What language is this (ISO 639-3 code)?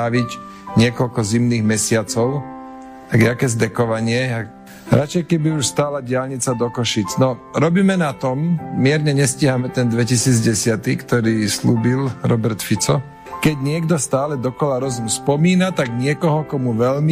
slk